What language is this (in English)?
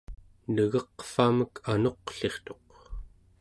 Central Yupik